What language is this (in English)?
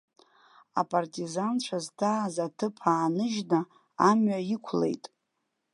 Abkhazian